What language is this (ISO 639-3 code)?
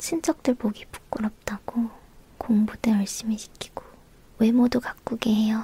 kor